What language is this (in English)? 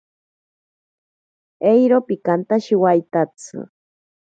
Ashéninka Perené